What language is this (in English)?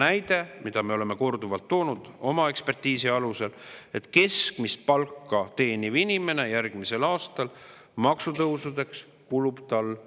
Estonian